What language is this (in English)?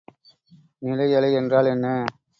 Tamil